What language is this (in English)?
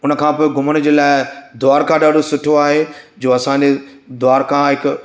Sindhi